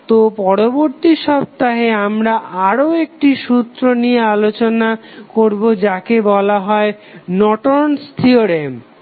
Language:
Bangla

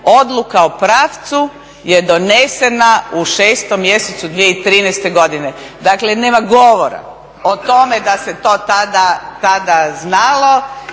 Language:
Croatian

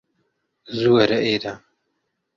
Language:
Central Kurdish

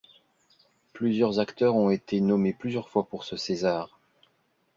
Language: French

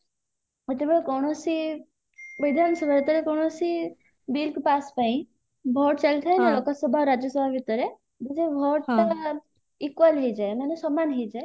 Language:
Odia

